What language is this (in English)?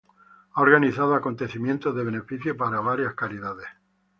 Spanish